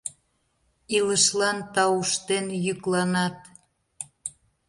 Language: Mari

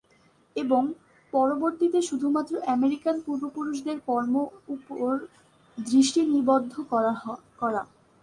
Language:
Bangla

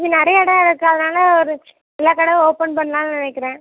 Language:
Tamil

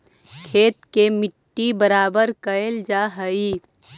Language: Magahi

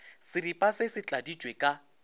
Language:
Northern Sotho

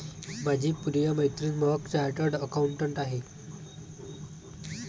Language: Marathi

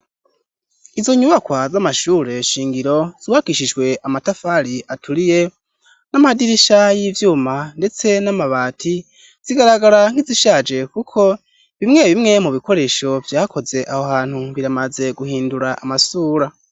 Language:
Rundi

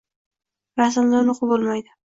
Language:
Uzbek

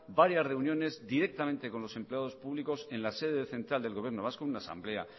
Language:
Spanish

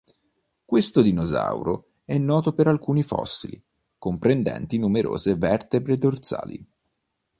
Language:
Italian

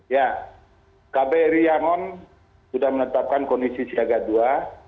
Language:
Indonesian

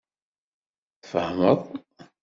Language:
Kabyle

